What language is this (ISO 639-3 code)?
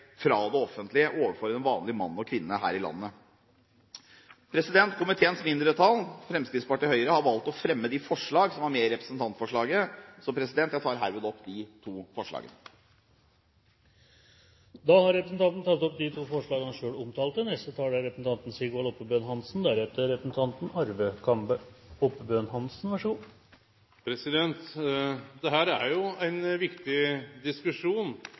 nor